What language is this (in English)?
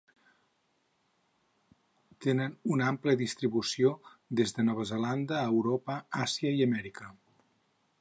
Catalan